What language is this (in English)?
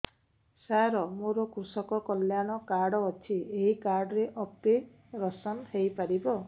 Odia